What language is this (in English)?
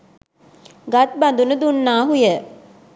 Sinhala